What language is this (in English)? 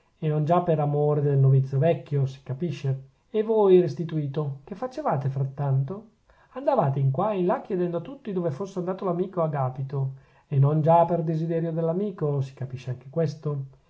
Italian